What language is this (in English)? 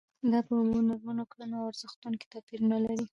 Pashto